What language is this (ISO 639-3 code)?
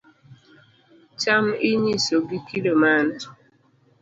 luo